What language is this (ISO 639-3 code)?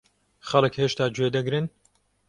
ckb